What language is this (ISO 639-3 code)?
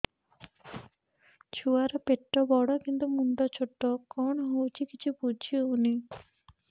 ori